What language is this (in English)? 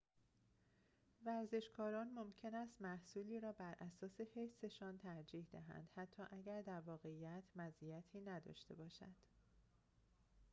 Persian